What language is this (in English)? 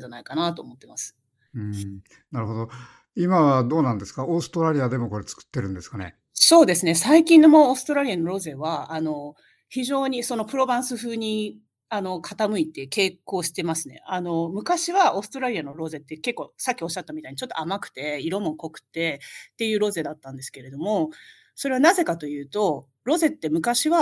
Japanese